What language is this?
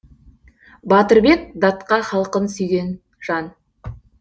Kazakh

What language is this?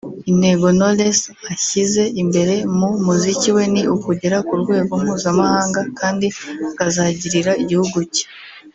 Kinyarwanda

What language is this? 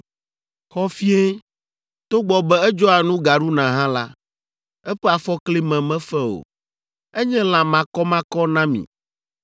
Ewe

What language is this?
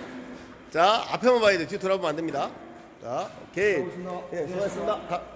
Korean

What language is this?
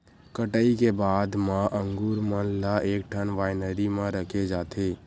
Chhattisgarhi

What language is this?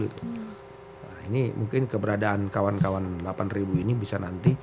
Indonesian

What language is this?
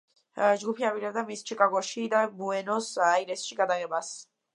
Georgian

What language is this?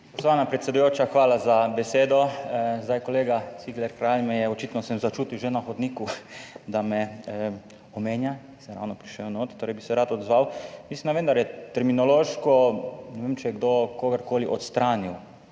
Slovenian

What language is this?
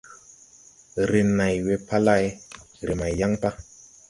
Tupuri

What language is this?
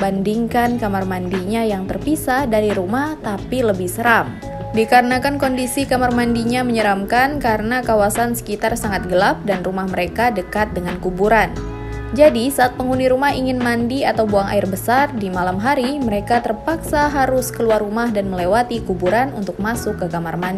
Indonesian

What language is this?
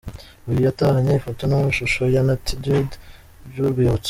Kinyarwanda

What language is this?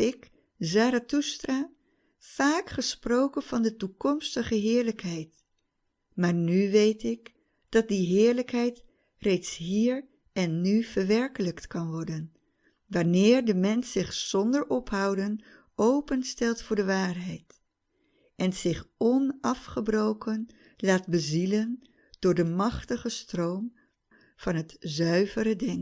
Dutch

